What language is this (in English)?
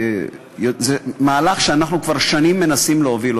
Hebrew